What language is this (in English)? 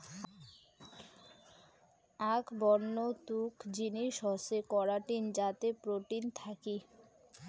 Bangla